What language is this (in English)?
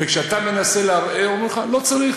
Hebrew